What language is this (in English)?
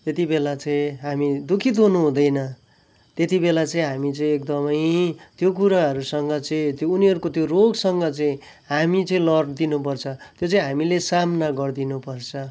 Nepali